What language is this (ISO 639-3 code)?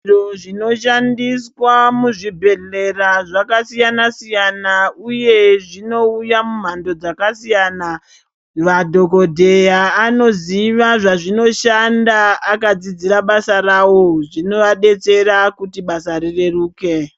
ndc